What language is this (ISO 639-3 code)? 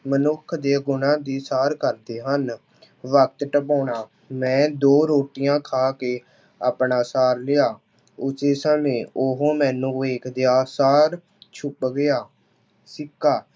pan